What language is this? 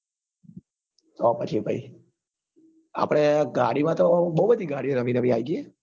Gujarati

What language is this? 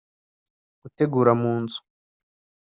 Kinyarwanda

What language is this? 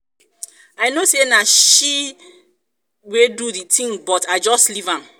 Nigerian Pidgin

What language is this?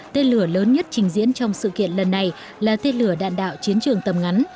Vietnamese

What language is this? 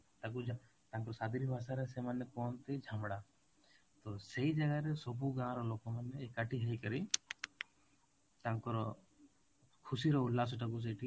Odia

